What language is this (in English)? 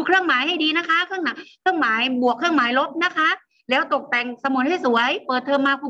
Thai